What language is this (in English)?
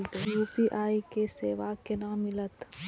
Maithili